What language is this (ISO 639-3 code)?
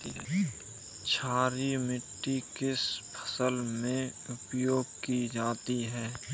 hin